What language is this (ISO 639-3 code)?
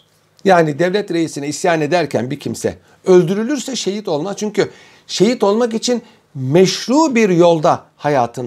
tur